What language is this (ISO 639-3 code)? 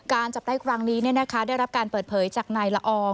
tha